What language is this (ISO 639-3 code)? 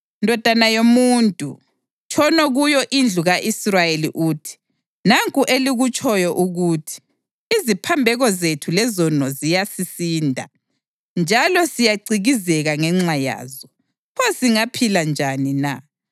nde